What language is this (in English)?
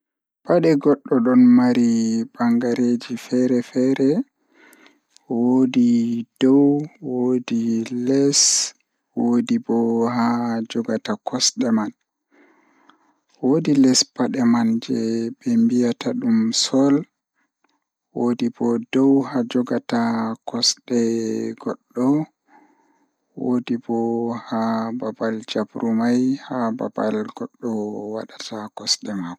Fula